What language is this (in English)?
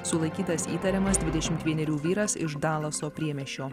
Lithuanian